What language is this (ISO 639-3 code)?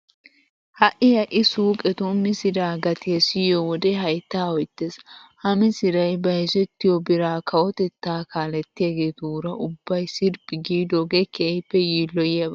wal